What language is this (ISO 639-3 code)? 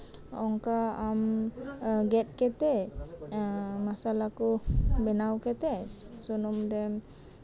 sat